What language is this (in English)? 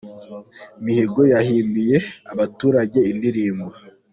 Kinyarwanda